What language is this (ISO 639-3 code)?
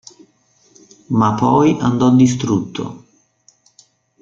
ita